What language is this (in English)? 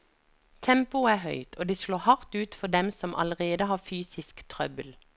Norwegian